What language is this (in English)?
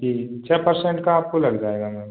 Hindi